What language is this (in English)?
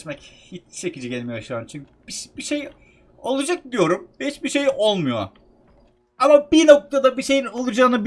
Turkish